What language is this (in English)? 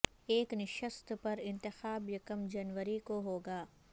Urdu